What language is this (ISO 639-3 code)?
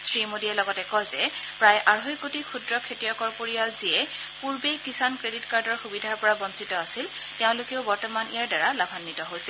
asm